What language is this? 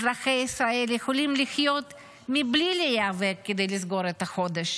Hebrew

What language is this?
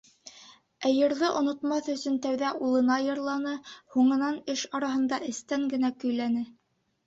Bashkir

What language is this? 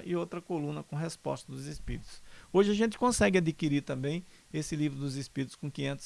Portuguese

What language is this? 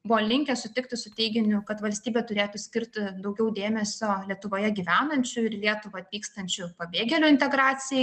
Lithuanian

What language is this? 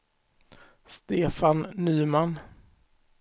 Swedish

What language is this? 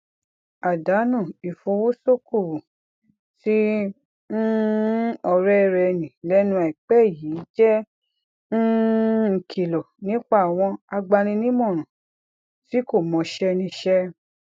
Yoruba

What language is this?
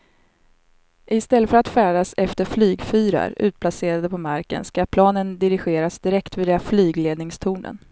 Swedish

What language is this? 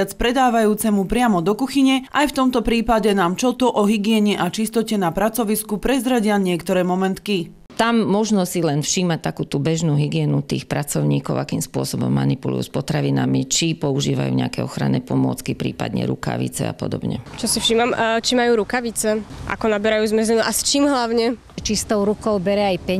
Slovak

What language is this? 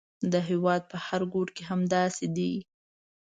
Pashto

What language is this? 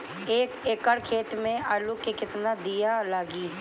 Bhojpuri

